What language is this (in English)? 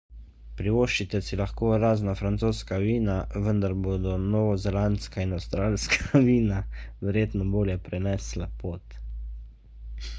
Slovenian